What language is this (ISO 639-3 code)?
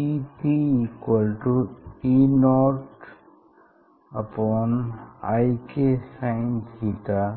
hin